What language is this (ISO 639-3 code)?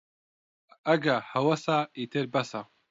ckb